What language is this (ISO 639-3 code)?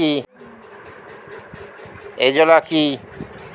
ben